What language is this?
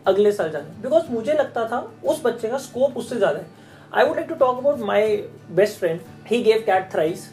Hindi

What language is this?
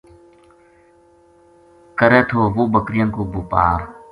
Gujari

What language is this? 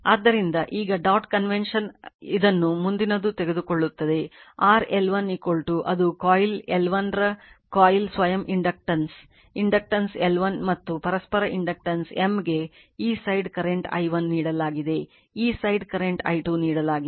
Kannada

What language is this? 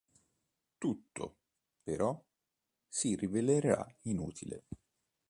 Italian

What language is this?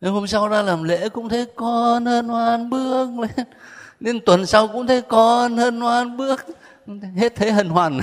Vietnamese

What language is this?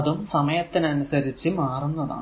Malayalam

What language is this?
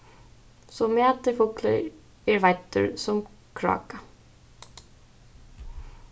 Faroese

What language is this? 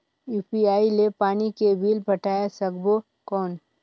Chhattisgarhi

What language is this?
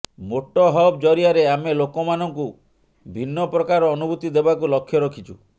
Odia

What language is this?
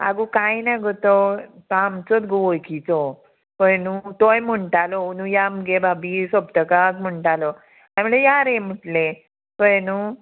Konkani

